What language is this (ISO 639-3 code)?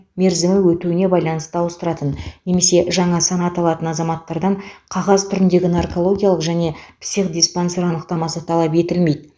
kaz